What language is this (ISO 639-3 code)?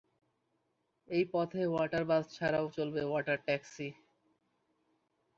ben